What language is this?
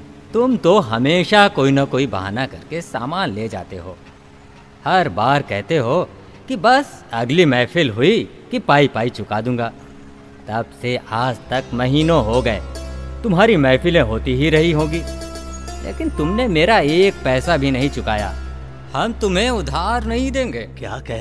Hindi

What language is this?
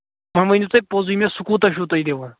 Kashmiri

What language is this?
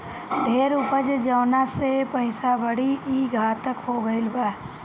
Bhojpuri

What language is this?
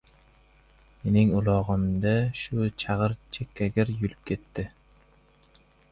Uzbek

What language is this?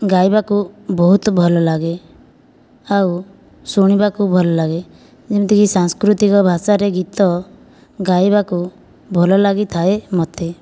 Odia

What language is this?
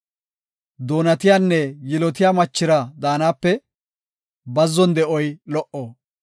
Gofa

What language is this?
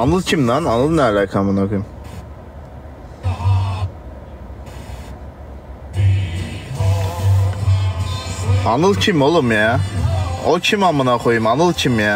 Turkish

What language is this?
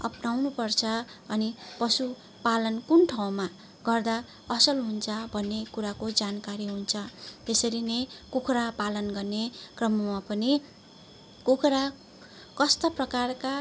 Nepali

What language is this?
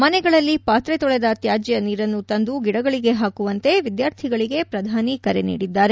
Kannada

